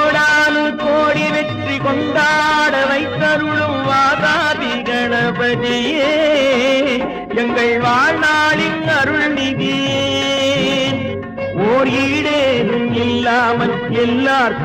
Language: Tamil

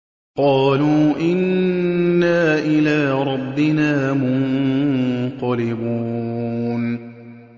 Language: Arabic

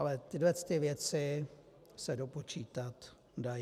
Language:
Czech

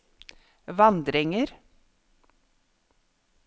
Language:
Norwegian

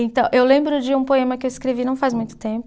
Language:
Portuguese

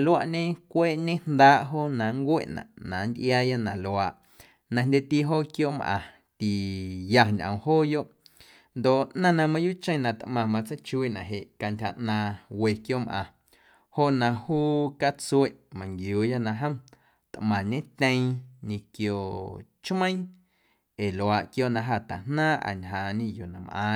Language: Guerrero Amuzgo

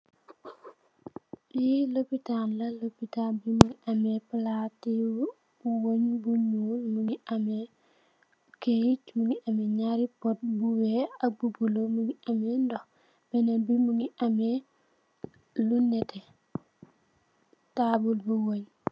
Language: Wolof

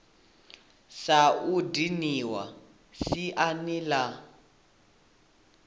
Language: Venda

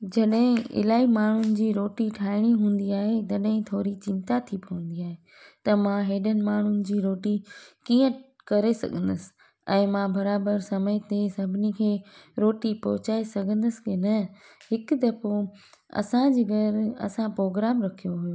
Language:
Sindhi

